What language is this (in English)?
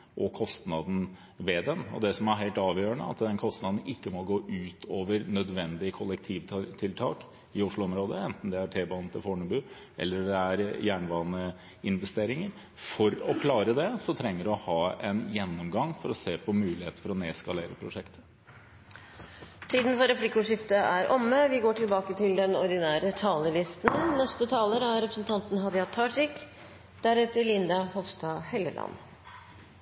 Norwegian